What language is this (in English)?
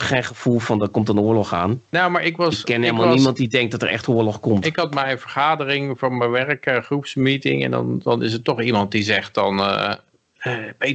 Dutch